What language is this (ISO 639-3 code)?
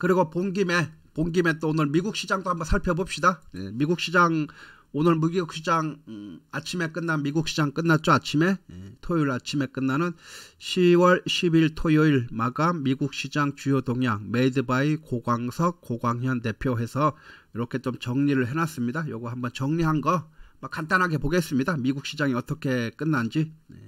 kor